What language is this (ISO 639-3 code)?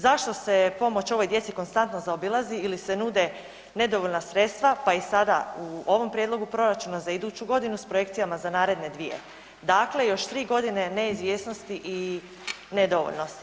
hrv